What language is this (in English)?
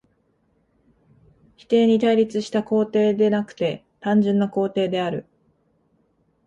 Japanese